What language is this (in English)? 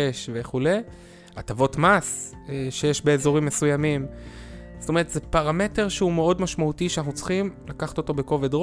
Hebrew